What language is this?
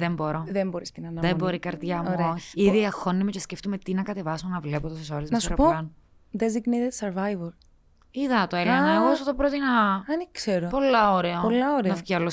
Greek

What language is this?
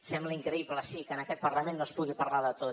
Catalan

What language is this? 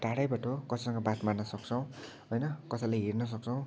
Nepali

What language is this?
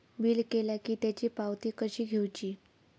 Marathi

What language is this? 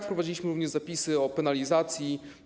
Polish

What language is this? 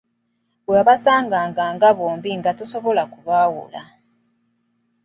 Ganda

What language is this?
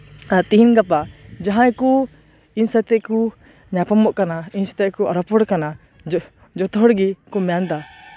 Santali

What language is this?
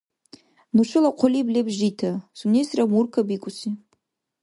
Dargwa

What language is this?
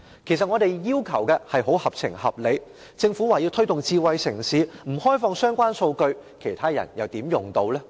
Cantonese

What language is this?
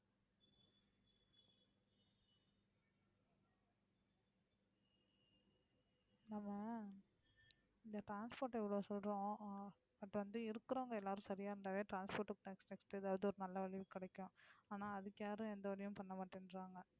Tamil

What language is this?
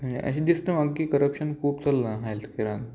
Konkani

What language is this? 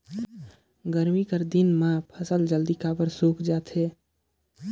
Chhattisgarhi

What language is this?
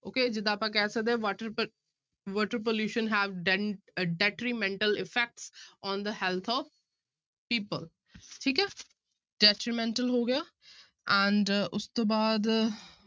Punjabi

